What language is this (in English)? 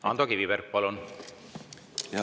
Estonian